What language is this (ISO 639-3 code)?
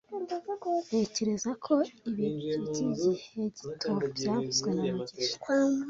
kin